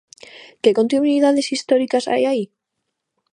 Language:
Galician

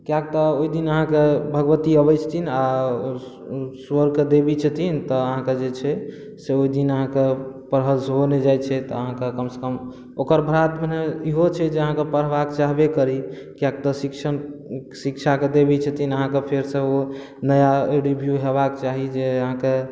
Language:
Maithili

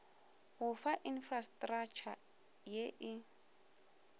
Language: Northern Sotho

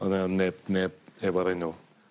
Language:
Welsh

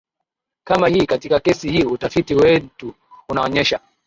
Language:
Swahili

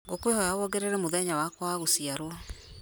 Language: Kikuyu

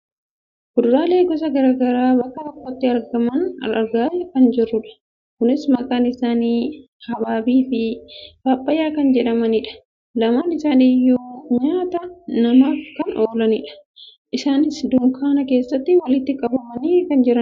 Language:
Oromo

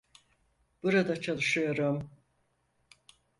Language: Turkish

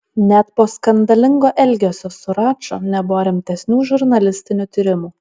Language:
Lithuanian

